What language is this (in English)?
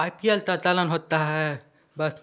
Hindi